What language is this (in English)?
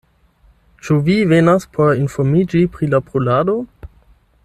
Esperanto